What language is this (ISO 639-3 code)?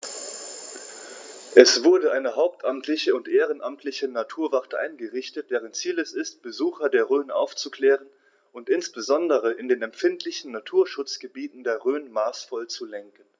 deu